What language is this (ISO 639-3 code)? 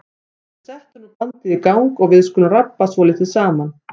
isl